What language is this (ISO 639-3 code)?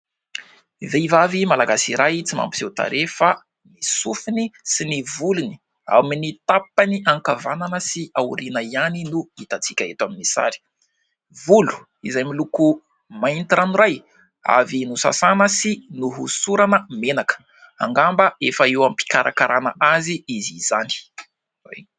mlg